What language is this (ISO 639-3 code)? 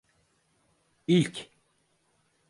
tur